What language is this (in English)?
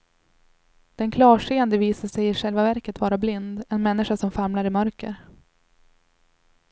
Swedish